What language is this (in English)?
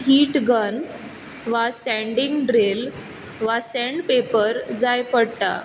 Konkani